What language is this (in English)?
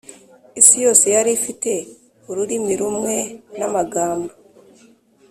Kinyarwanda